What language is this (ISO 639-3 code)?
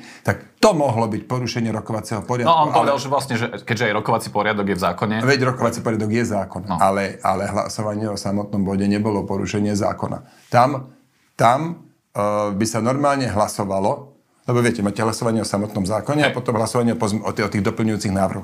slk